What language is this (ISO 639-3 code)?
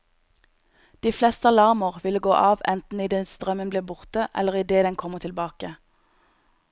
nor